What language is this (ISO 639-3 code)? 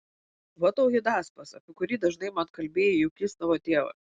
lit